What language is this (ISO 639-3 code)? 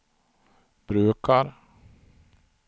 swe